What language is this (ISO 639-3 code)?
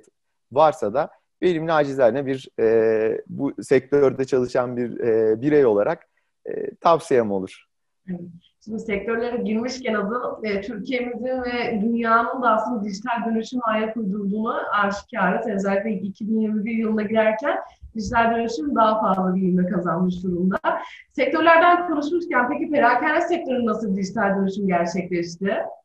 tur